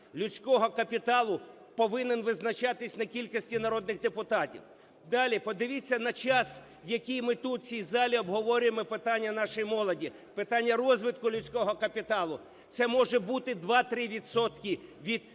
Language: Ukrainian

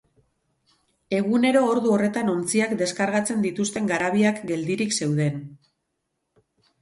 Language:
Basque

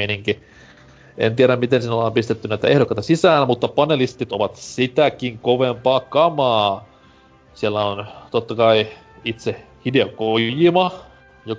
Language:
Finnish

